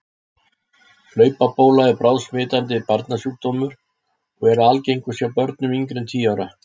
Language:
Icelandic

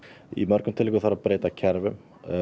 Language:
Icelandic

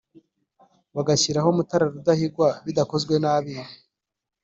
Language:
Kinyarwanda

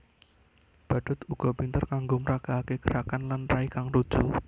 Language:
Javanese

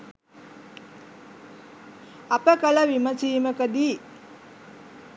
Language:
Sinhala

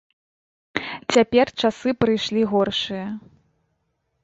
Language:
Belarusian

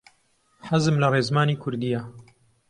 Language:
Central Kurdish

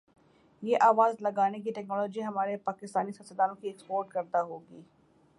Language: Urdu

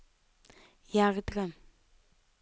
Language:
Norwegian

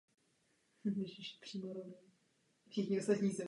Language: Czech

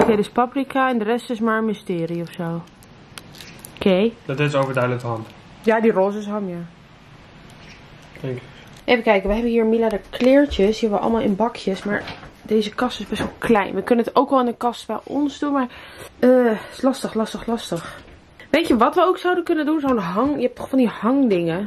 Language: Dutch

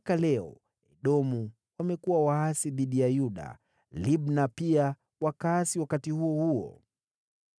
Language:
Swahili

